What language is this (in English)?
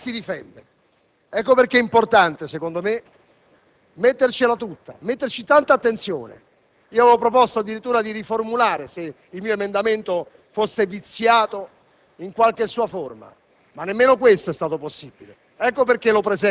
Italian